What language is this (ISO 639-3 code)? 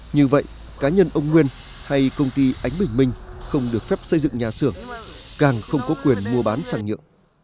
vie